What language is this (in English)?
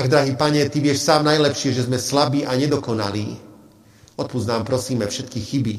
Slovak